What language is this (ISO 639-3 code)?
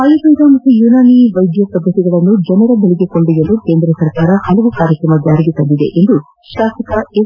kan